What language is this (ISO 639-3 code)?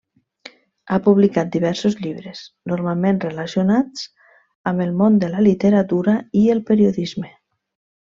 cat